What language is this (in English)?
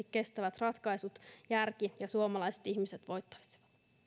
Finnish